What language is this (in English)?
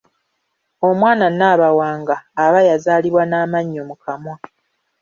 Ganda